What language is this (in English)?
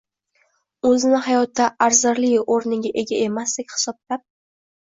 Uzbek